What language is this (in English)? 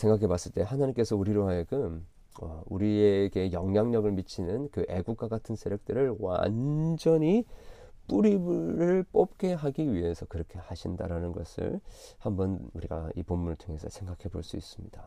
Korean